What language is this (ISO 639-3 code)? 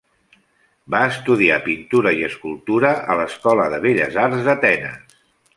cat